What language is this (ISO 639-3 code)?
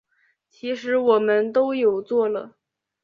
zho